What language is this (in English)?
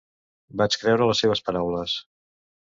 Catalan